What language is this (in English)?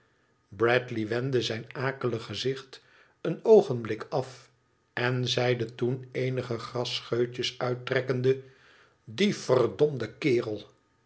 Dutch